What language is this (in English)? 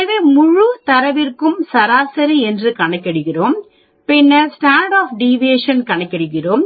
Tamil